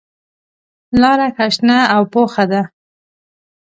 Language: Pashto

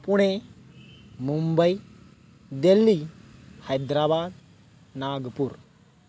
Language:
Sanskrit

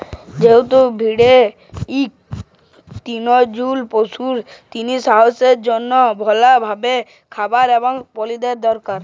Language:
Bangla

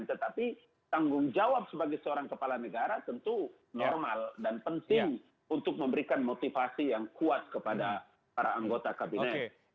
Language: Indonesian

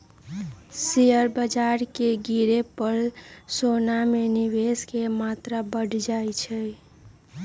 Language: Magahi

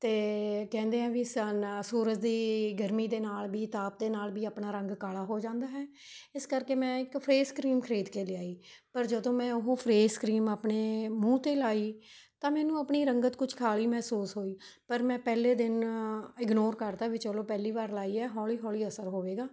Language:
Punjabi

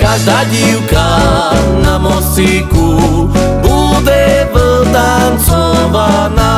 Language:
Romanian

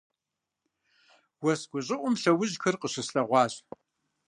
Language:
Kabardian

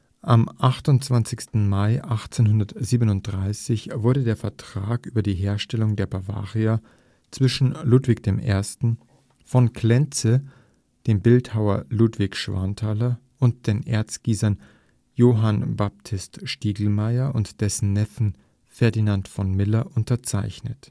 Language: German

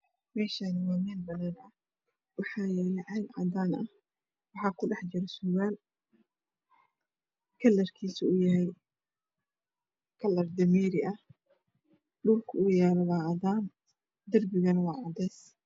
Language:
Somali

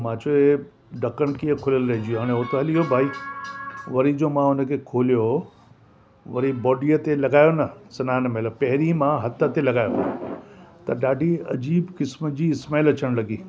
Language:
Sindhi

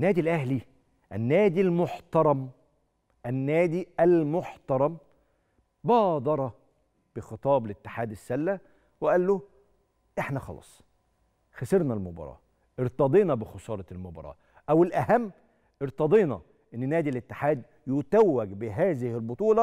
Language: Arabic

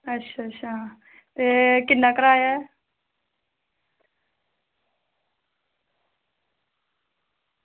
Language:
Dogri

